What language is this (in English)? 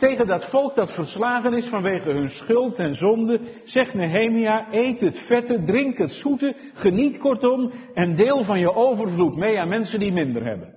Dutch